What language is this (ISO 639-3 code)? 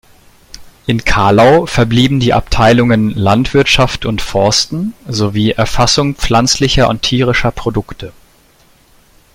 deu